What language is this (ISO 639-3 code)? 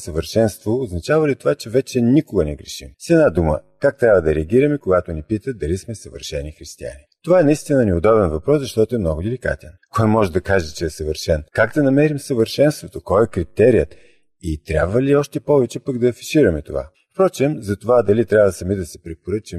bul